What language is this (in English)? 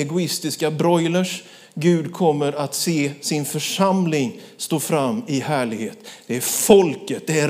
Swedish